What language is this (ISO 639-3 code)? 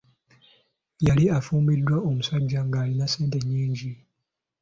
lug